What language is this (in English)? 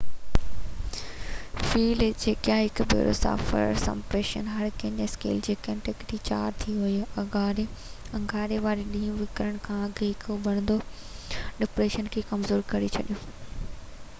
Sindhi